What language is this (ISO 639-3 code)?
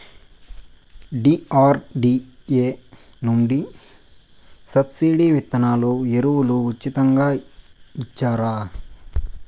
tel